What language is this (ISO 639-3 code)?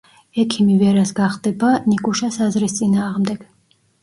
kat